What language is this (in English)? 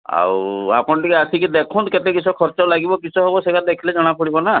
Odia